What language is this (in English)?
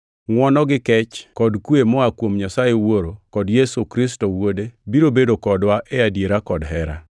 Luo (Kenya and Tanzania)